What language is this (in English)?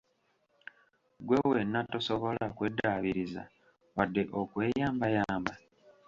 Ganda